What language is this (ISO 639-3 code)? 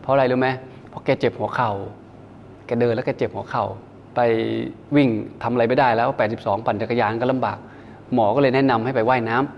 tha